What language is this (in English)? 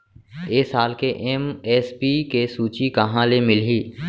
Chhattisgarhi